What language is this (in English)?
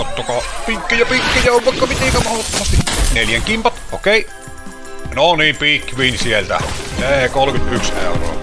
Finnish